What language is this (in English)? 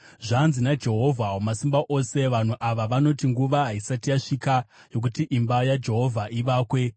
Shona